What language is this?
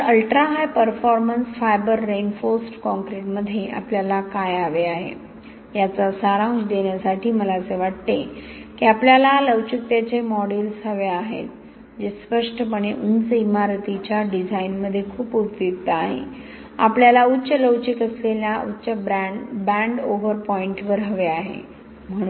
Marathi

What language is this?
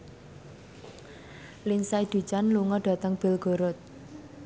Javanese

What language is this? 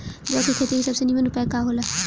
Bhojpuri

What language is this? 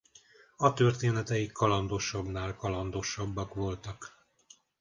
Hungarian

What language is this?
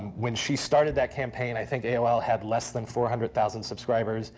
English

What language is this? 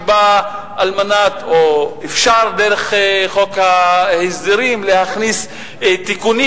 Hebrew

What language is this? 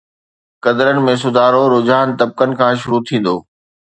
Sindhi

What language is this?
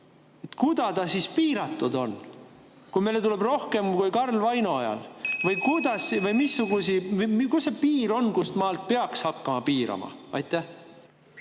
Estonian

